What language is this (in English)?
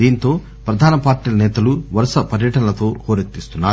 Telugu